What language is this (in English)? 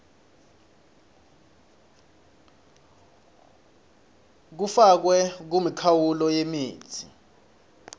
Swati